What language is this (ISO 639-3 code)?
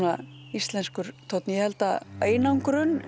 isl